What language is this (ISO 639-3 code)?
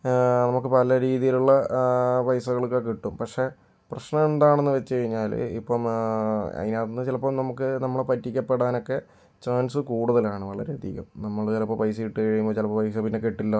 mal